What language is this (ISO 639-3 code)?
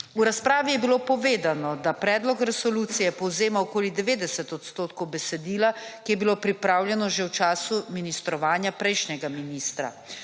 slv